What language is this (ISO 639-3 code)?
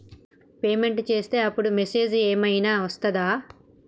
tel